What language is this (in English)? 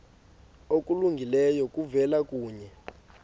Xhosa